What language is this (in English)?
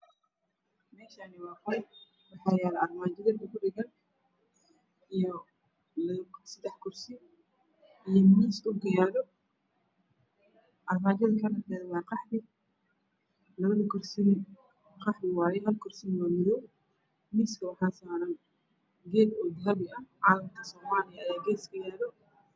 Somali